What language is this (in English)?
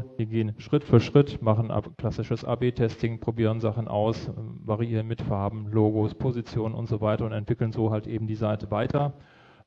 German